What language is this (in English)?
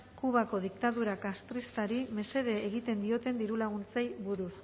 Basque